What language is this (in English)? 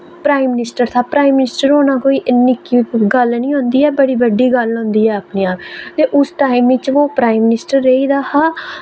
Dogri